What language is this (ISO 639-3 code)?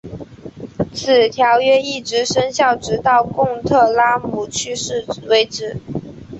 zho